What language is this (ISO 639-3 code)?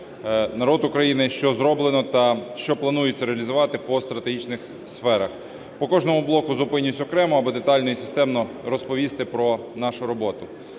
ukr